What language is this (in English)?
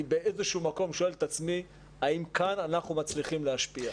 Hebrew